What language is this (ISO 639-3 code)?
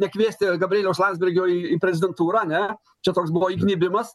lit